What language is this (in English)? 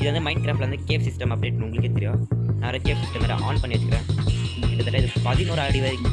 Tamil